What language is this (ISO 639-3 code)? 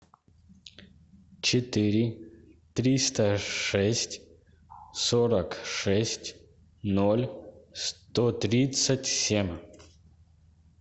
rus